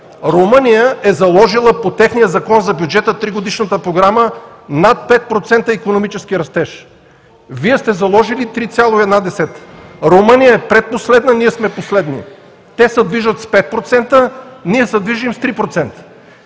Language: Bulgarian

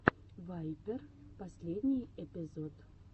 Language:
Russian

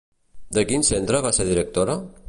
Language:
Catalan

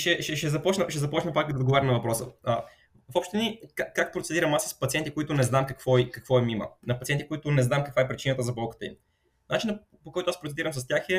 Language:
Bulgarian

